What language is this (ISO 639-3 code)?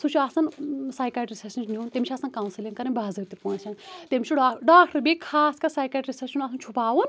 kas